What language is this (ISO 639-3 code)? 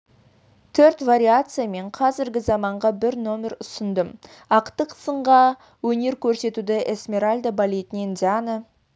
kaz